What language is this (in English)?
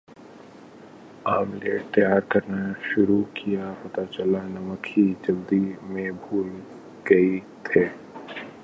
Urdu